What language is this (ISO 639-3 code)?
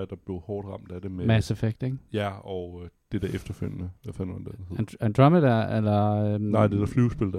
dan